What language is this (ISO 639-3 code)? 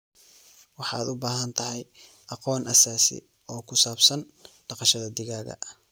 som